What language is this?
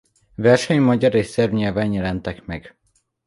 Hungarian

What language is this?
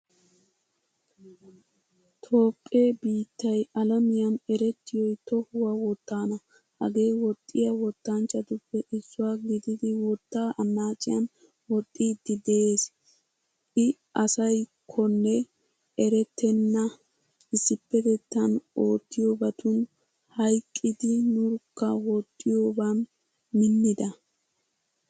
Wolaytta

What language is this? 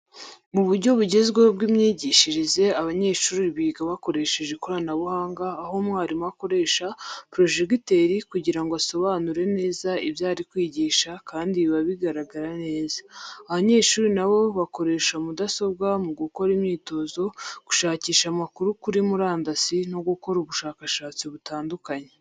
Kinyarwanda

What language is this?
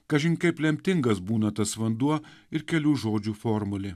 Lithuanian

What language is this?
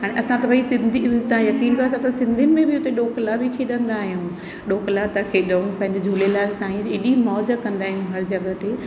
Sindhi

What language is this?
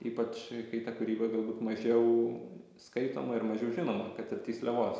Lithuanian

